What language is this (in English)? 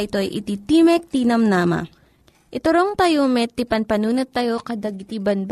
Filipino